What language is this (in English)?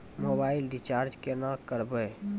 Maithili